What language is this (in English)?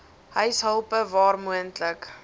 Afrikaans